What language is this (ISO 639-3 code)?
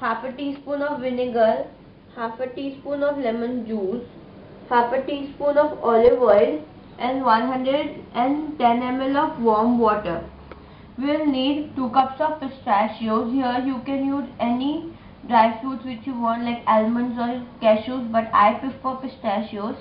eng